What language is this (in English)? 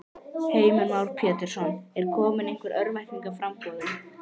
Icelandic